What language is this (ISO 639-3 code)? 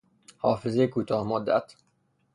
fas